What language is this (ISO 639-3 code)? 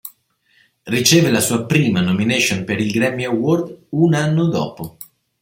ita